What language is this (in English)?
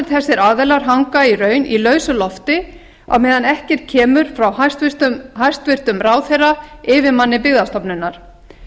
Icelandic